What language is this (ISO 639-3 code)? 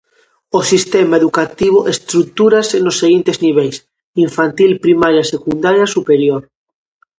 glg